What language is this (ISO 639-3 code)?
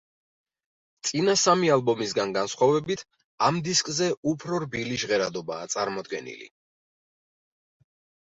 kat